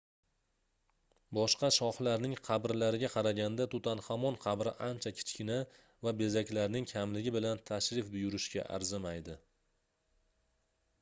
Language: Uzbek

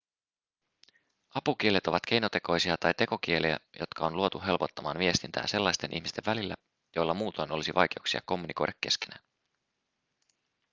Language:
Finnish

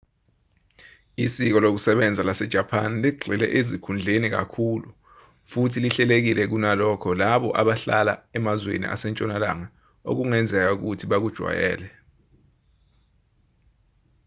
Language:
Zulu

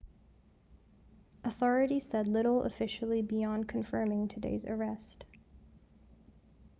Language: English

